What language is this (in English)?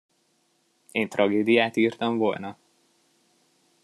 Hungarian